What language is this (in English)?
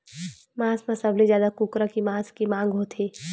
Chhattisgarhi